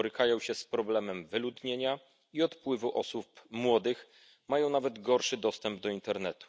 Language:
Polish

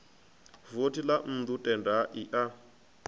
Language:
Venda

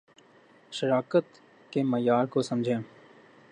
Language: Urdu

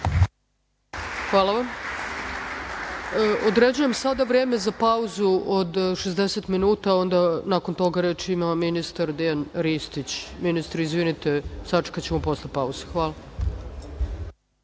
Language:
Serbian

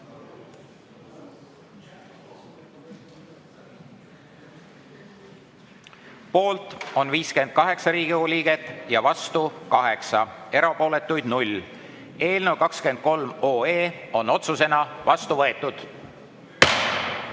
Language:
Estonian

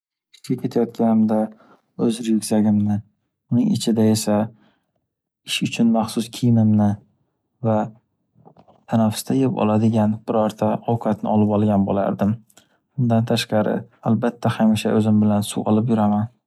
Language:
Uzbek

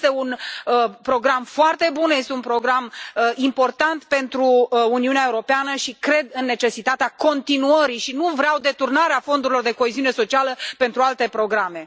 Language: Romanian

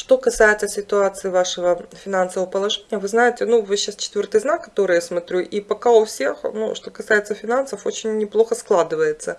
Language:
Russian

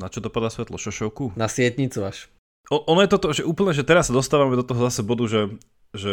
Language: Slovak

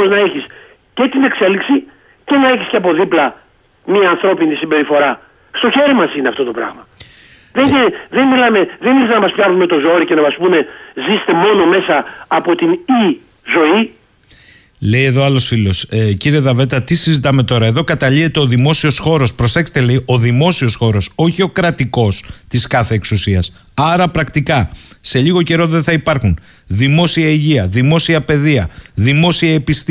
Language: Greek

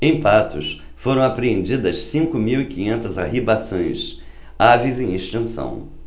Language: Portuguese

